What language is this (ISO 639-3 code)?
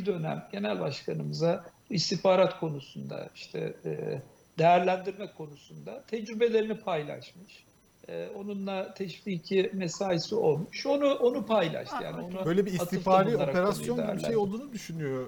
tur